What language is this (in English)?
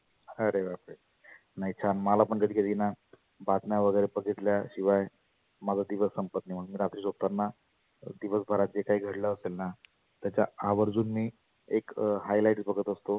Marathi